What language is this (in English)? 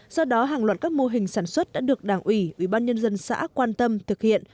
Vietnamese